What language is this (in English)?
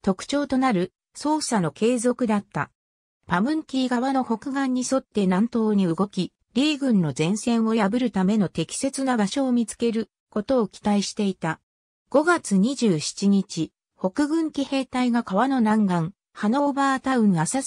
Japanese